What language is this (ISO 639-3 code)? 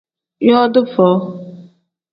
kdh